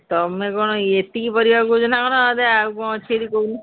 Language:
Odia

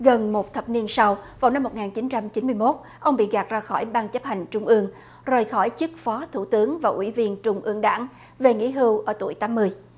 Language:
Vietnamese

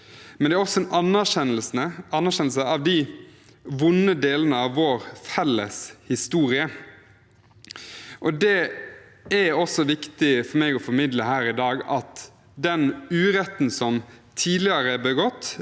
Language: Norwegian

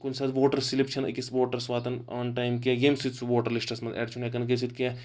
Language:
Kashmiri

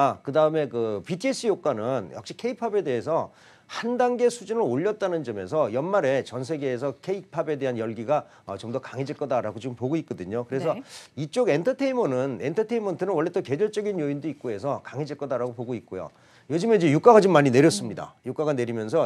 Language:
Korean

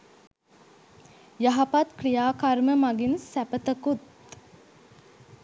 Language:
Sinhala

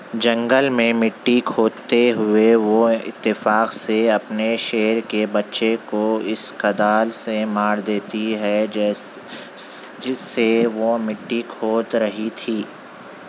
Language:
Urdu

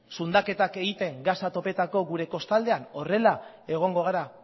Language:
Basque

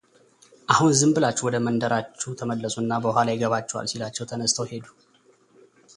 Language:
Amharic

